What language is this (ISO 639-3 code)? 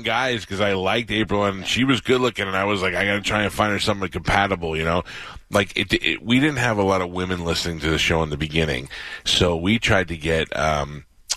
eng